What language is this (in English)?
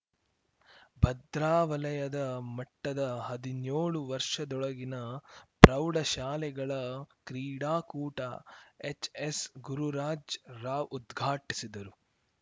Kannada